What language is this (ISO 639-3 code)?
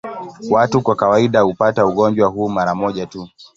swa